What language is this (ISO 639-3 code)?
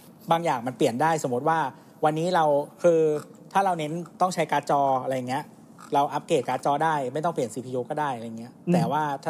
tha